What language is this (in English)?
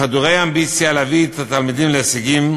Hebrew